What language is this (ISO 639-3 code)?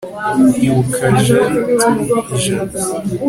kin